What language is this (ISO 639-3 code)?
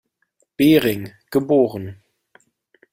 deu